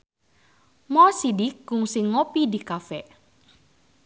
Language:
Sundanese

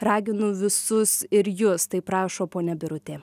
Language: Lithuanian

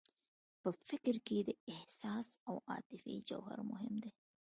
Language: Pashto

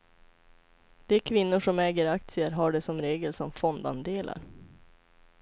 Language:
Swedish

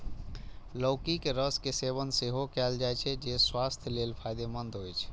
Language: Maithili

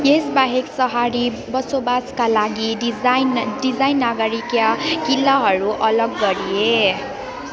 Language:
Nepali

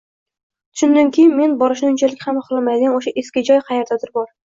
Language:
Uzbek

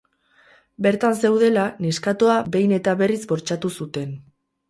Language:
Basque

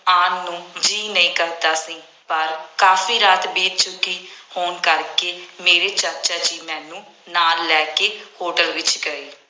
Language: Punjabi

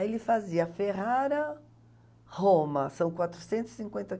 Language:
Portuguese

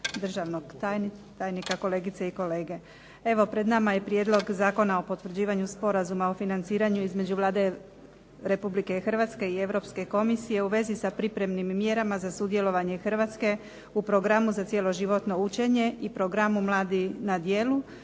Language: Croatian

